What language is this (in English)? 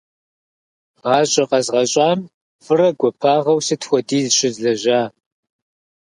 Kabardian